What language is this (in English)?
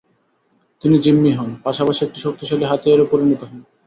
Bangla